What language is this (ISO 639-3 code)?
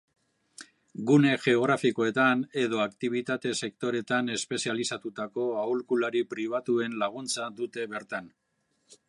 eus